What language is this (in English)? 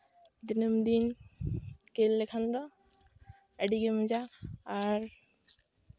Santali